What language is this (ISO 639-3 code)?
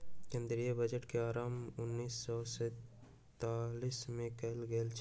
mai